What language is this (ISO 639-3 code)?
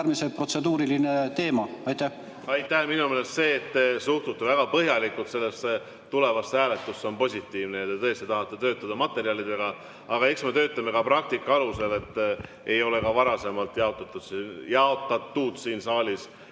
est